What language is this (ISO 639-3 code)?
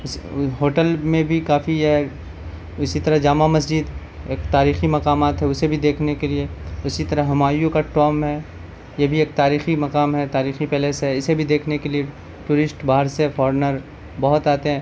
urd